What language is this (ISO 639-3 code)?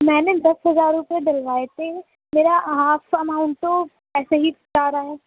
urd